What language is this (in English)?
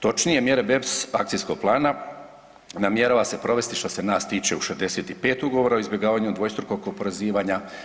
Croatian